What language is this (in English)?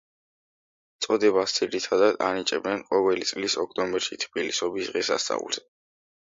Georgian